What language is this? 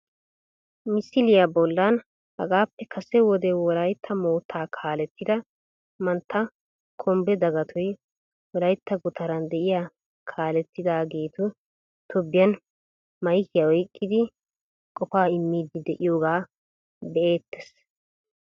Wolaytta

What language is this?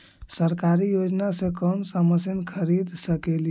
Magahi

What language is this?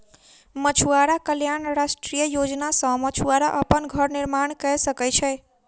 Maithili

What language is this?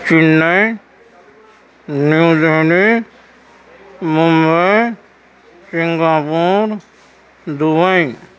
Urdu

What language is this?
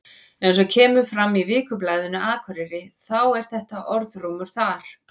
Icelandic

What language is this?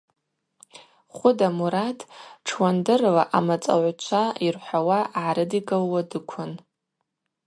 Abaza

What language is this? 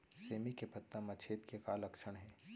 Chhattisgarhi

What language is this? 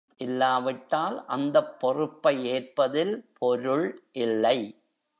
Tamil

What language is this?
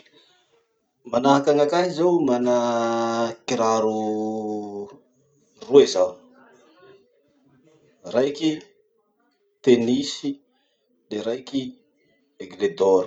Masikoro Malagasy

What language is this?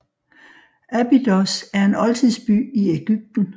Danish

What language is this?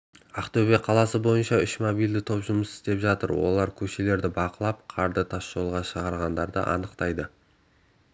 Kazakh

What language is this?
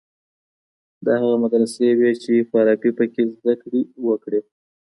Pashto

